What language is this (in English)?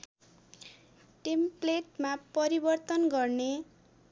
Nepali